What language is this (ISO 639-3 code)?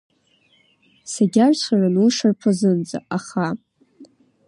abk